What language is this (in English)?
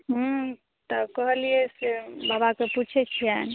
Maithili